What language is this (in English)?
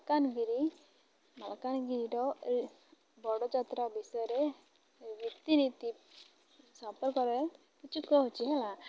Odia